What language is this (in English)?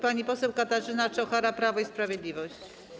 Polish